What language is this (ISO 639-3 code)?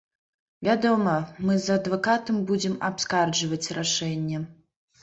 bel